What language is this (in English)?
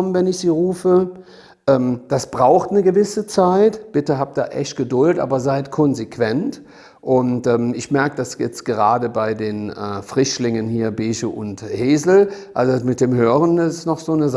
German